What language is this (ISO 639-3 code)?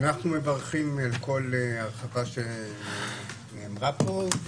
heb